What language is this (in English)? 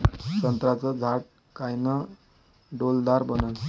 Marathi